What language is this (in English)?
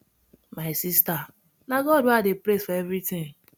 Nigerian Pidgin